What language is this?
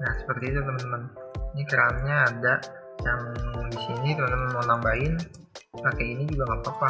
Indonesian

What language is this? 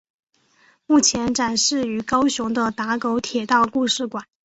Chinese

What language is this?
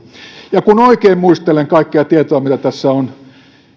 Finnish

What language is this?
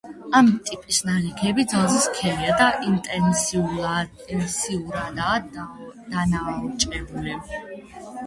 Georgian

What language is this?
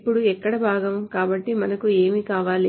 Telugu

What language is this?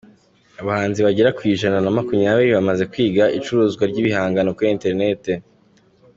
Kinyarwanda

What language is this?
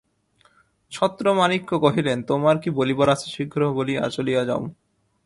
Bangla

